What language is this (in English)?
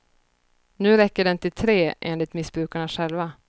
Swedish